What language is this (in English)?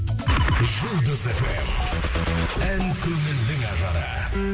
Kazakh